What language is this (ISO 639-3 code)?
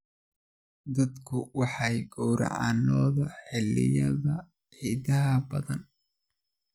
som